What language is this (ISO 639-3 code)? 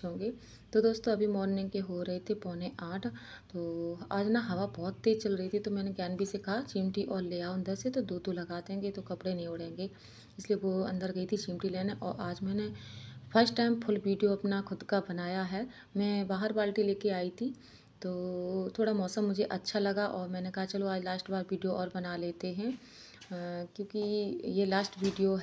hin